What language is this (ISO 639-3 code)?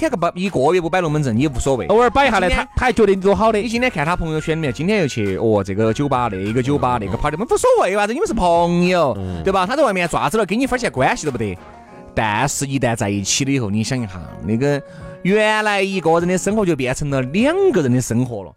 zho